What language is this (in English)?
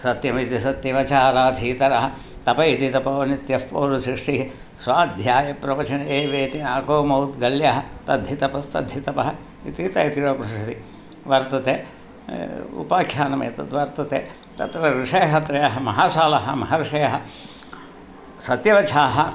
Sanskrit